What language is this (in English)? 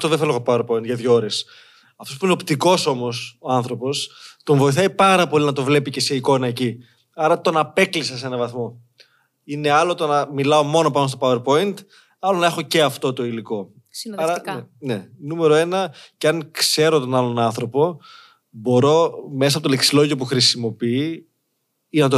Greek